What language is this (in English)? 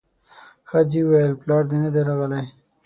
Pashto